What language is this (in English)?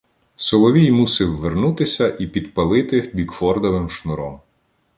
Ukrainian